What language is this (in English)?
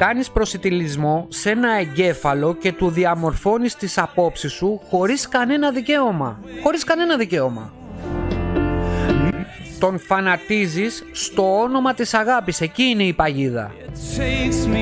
Greek